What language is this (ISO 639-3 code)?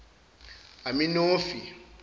zul